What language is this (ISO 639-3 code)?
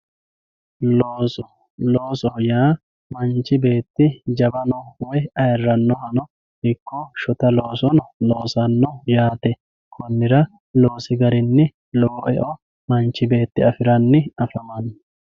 sid